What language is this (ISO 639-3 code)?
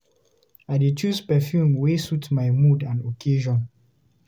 pcm